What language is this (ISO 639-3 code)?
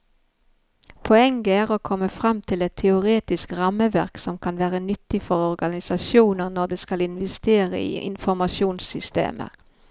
nor